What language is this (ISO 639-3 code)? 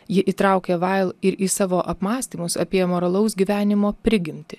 lit